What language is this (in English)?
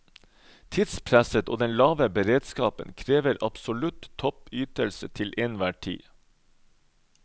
Norwegian